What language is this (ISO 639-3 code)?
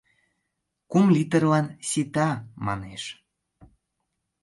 chm